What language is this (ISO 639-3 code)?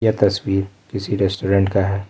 hin